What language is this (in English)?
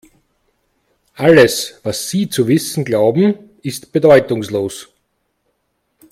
German